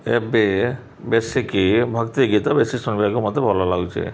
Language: Odia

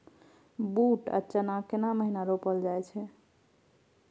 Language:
Maithili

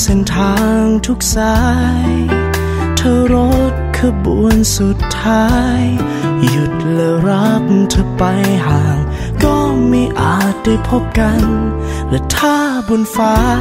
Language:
Thai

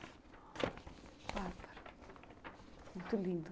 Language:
Portuguese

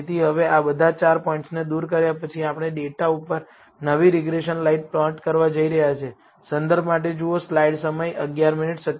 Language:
Gujarati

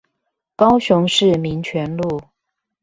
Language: Chinese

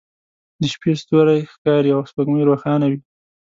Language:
Pashto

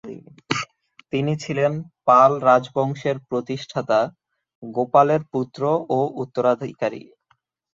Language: Bangla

